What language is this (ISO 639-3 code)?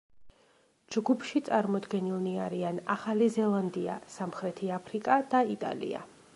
kat